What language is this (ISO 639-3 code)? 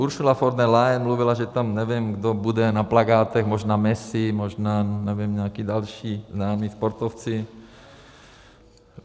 ces